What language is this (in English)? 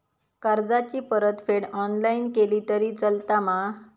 Marathi